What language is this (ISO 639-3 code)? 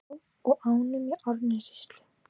isl